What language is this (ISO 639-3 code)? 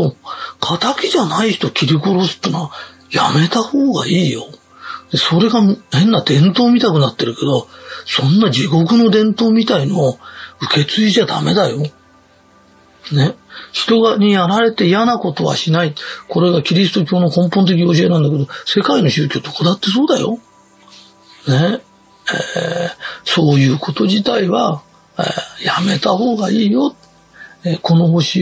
jpn